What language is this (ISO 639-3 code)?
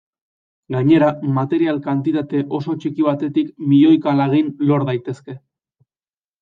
eus